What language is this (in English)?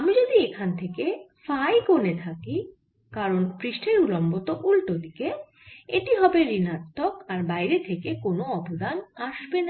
Bangla